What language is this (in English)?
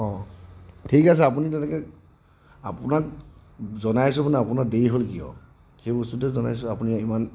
Assamese